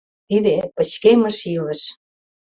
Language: Mari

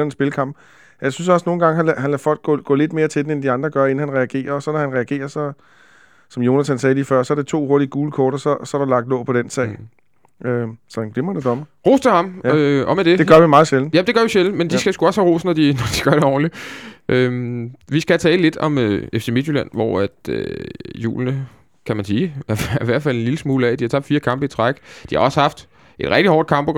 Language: Danish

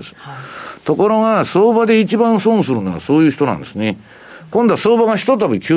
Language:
Japanese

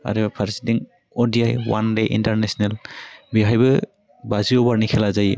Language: Bodo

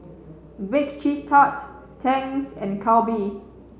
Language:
English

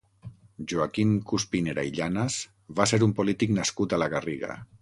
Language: Catalan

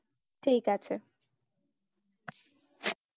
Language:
Bangla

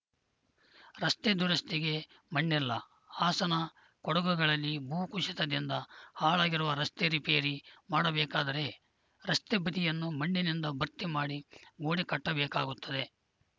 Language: Kannada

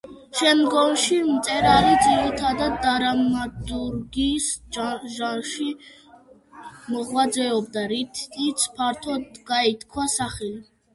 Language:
Georgian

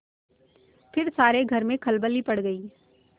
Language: Hindi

